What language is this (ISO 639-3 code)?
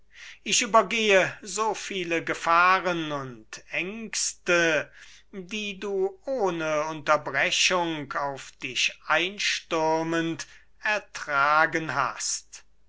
deu